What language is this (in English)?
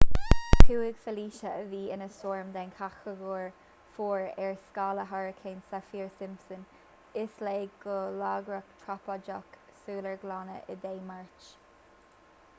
Irish